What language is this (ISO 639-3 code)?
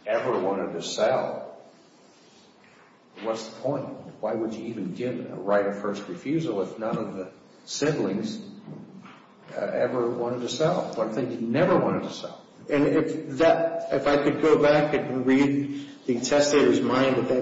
eng